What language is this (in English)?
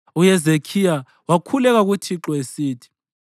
North Ndebele